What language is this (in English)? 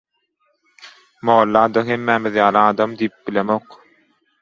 Turkmen